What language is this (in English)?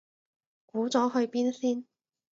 Cantonese